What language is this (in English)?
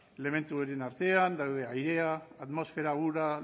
Basque